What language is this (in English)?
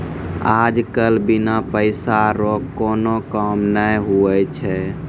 Maithili